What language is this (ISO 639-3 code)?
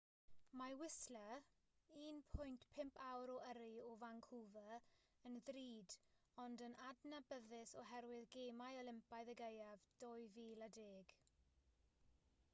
cym